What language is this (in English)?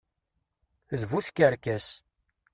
Kabyle